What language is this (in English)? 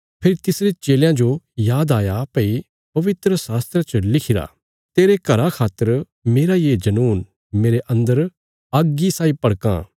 Bilaspuri